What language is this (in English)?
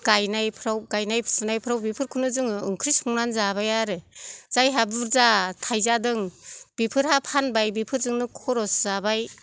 Bodo